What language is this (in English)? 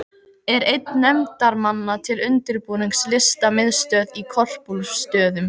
Icelandic